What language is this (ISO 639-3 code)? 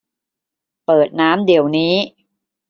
tha